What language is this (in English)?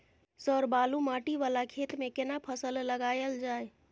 Maithili